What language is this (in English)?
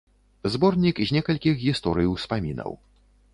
Belarusian